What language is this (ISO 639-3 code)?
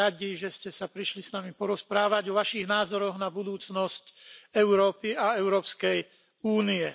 slk